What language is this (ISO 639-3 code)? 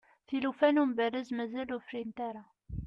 kab